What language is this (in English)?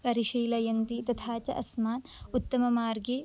Sanskrit